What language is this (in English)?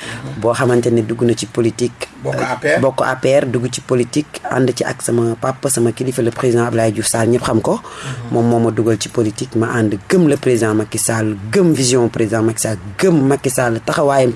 French